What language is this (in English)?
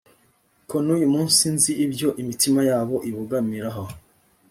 Kinyarwanda